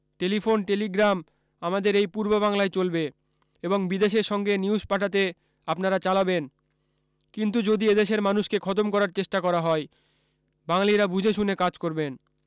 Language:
Bangla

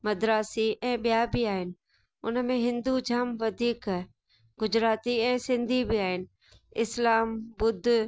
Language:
Sindhi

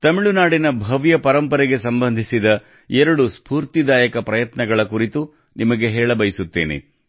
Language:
Kannada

